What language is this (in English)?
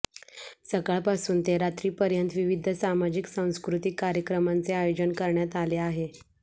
Marathi